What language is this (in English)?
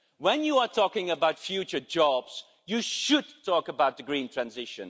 English